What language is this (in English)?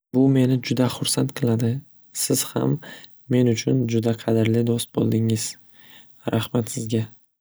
Uzbek